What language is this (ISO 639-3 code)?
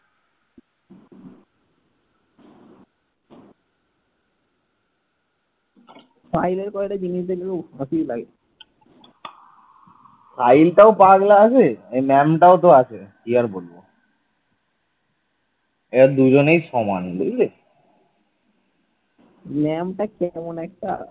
ben